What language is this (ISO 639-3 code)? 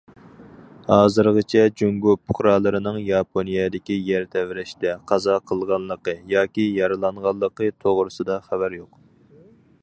uig